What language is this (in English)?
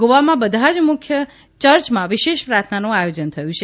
Gujarati